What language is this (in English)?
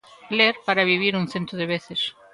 Galician